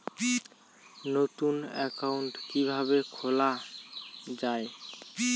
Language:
Bangla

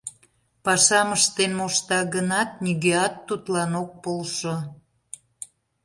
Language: Mari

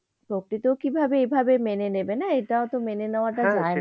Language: Bangla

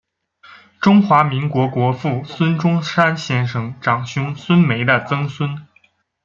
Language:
Chinese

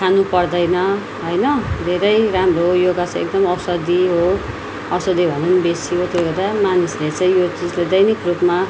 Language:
Nepali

